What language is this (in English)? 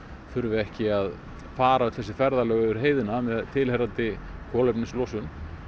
Icelandic